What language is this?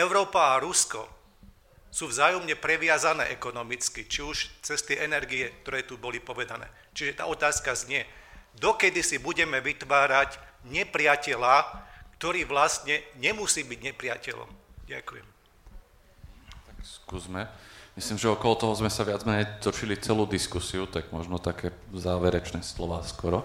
Slovak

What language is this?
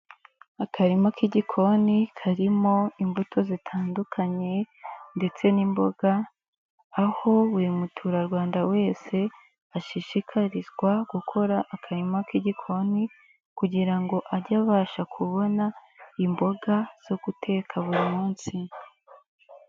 Kinyarwanda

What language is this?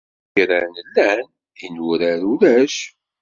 Kabyle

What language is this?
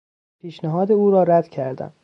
Persian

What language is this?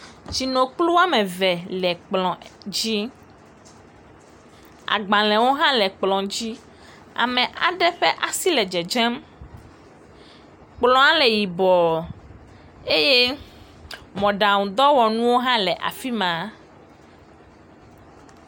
Ewe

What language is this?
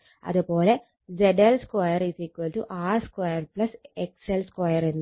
Malayalam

